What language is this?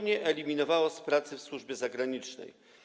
Polish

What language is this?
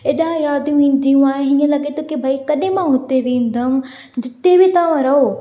Sindhi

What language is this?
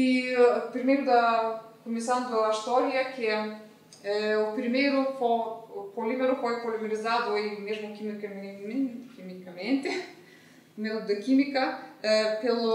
Portuguese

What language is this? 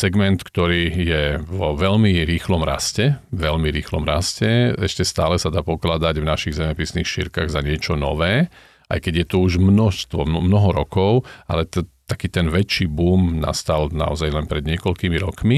Slovak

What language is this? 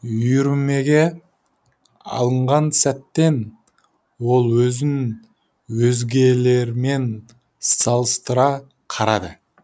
Kazakh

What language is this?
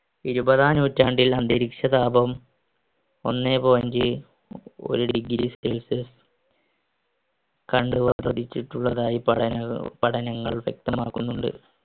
Malayalam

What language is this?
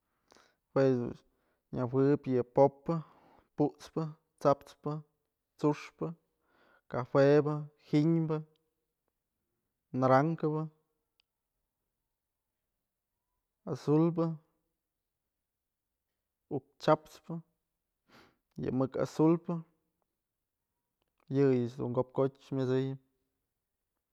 Mazatlán Mixe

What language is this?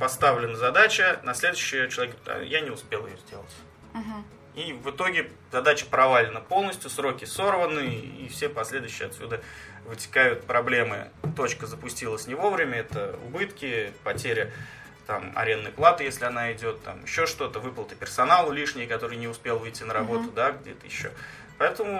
Russian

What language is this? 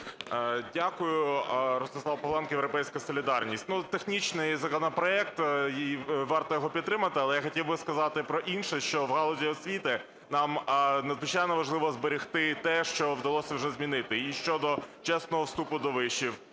Ukrainian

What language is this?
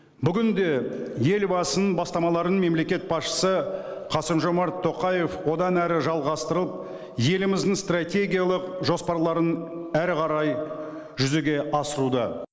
Kazakh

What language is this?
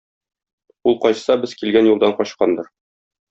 Tatar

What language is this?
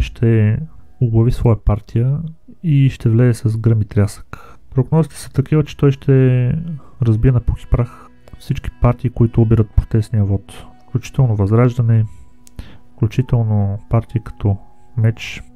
Bulgarian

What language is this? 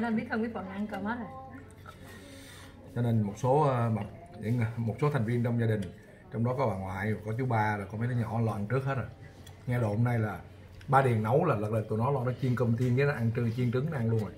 Vietnamese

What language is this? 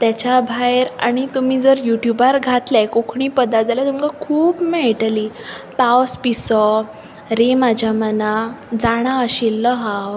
Konkani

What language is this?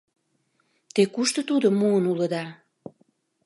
Mari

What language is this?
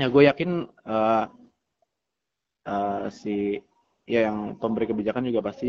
Indonesian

